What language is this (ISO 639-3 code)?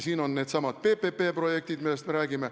est